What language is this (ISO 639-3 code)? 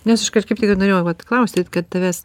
lit